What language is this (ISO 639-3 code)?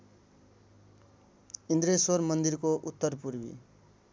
nep